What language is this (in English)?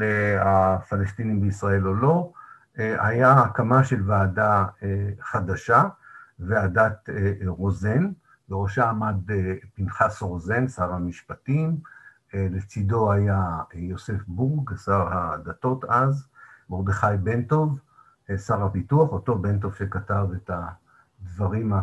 Hebrew